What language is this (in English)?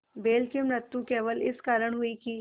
Hindi